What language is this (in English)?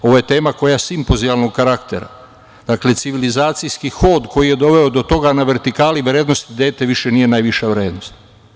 Serbian